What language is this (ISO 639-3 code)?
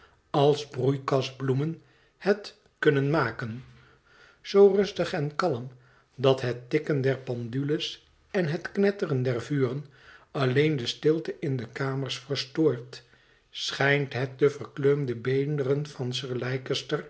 nld